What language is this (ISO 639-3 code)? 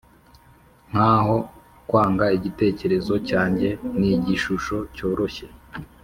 kin